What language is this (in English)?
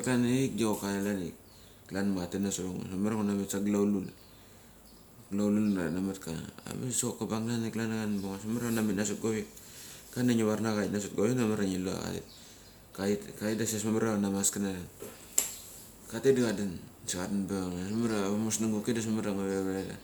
Mali